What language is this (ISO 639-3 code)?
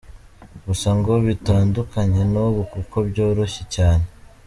kin